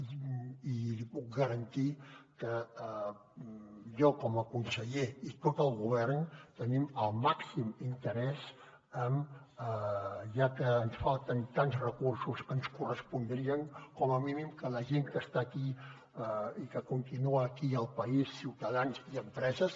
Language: Catalan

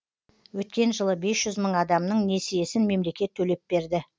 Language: Kazakh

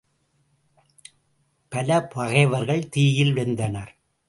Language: Tamil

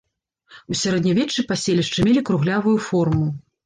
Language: Belarusian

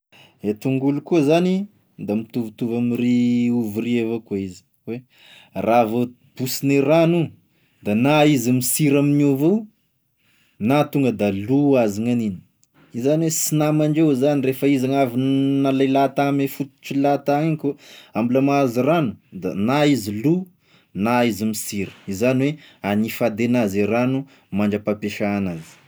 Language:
Tesaka Malagasy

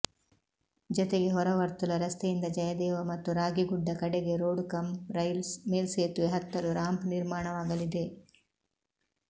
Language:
Kannada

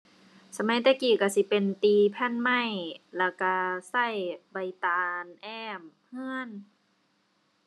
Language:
Thai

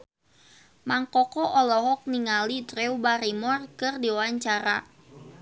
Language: Sundanese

